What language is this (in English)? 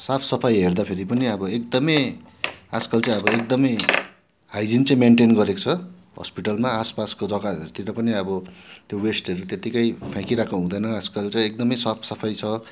Nepali